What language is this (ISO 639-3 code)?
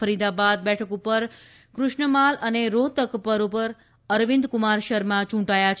guj